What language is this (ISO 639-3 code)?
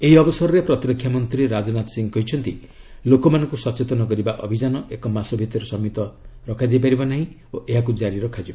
ori